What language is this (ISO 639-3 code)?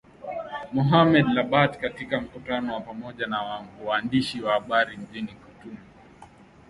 swa